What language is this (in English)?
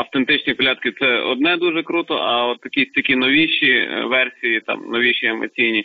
Ukrainian